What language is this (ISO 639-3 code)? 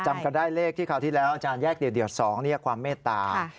tha